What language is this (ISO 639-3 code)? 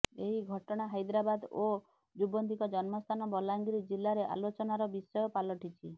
ori